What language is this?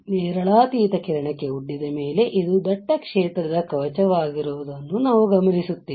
Kannada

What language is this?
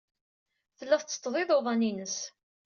Kabyle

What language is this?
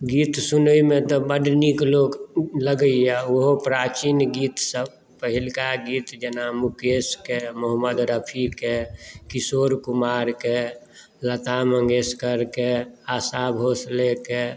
Maithili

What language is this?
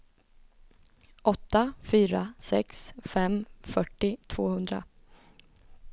Swedish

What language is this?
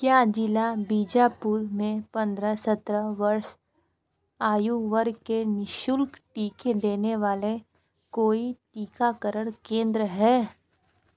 Hindi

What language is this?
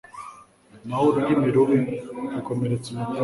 Kinyarwanda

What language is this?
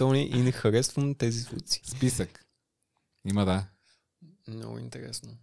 Bulgarian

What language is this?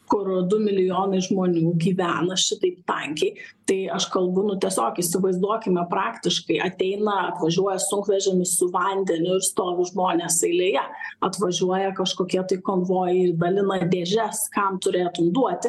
Lithuanian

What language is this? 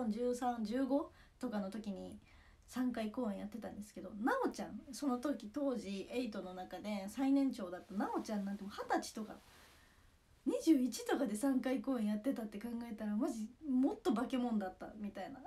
Japanese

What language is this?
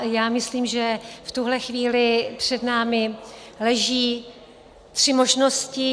Czech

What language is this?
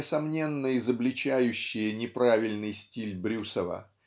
Russian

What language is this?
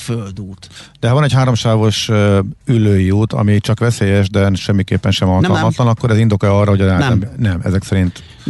Hungarian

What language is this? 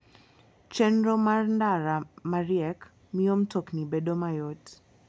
Luo (Kenya and Tanzania)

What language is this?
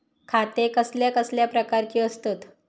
Marathi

